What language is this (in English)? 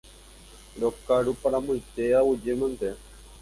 Guarani